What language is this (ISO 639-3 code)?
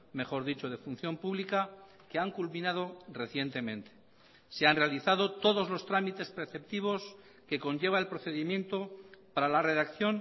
spa